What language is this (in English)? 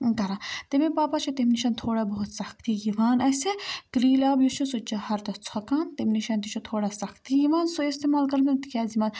Kashmiri